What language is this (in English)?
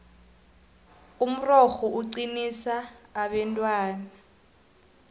South Ndebele